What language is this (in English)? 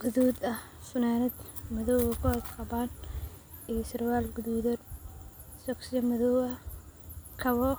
Somali